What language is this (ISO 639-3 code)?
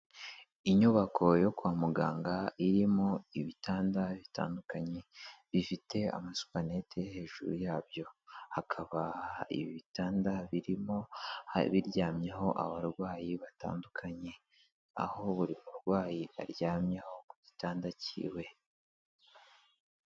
kin